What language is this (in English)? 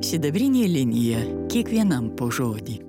Lithuanian